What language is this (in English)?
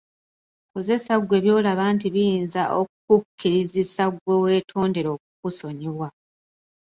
Ganda